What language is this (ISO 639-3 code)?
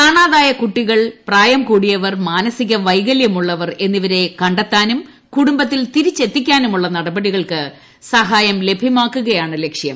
mal